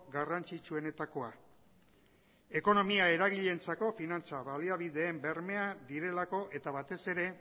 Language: Basque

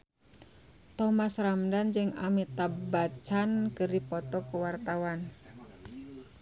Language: Sundanese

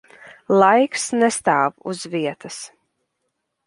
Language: Latvian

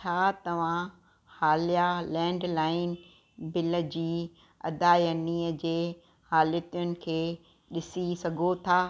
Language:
Sindhi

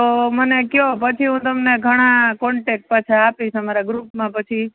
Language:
Gujarati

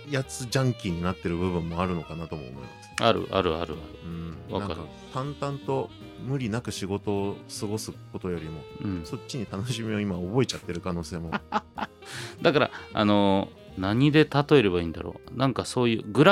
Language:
Japanese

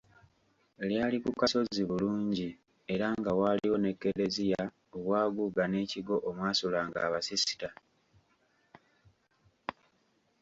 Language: Ganda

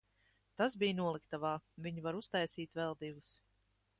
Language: Latvian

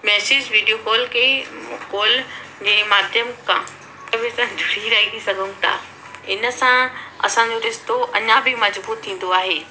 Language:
Sindhi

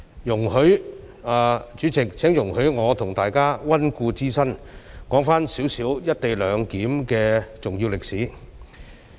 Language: Cantonese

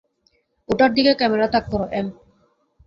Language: Bangla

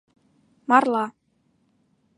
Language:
Mari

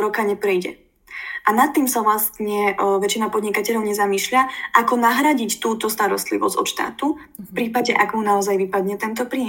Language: Slovak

